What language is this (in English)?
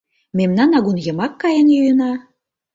Mari